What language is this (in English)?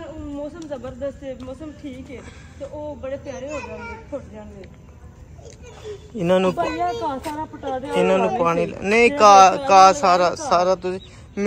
Punjabi